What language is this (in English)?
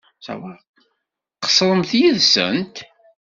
Kabyle